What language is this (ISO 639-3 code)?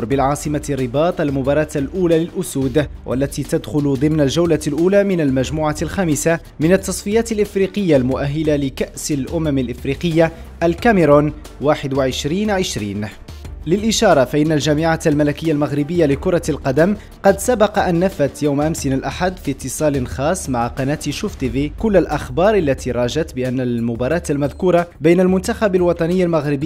ara